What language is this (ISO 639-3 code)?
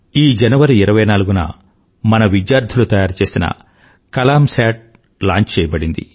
tel